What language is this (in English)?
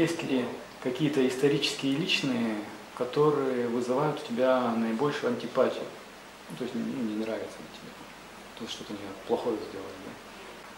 Russian